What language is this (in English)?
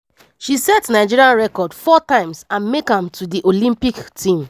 Nigerian Pidgin